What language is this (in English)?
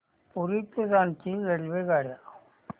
Marathi